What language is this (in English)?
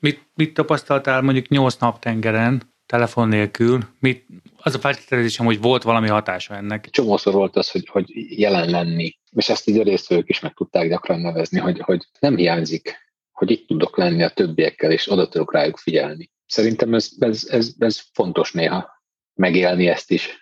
Hungarian